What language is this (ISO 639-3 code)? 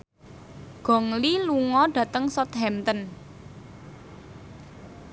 jav